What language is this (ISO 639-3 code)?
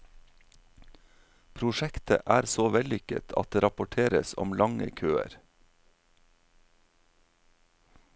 nor